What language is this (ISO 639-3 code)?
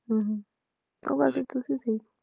pan